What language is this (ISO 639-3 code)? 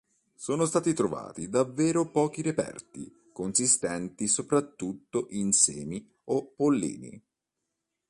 ita